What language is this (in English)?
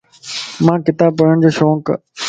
Lasi